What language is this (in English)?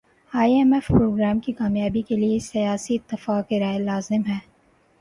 Urdu